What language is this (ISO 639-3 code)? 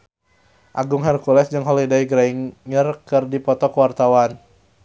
sun